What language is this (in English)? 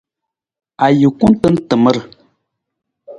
Nawdm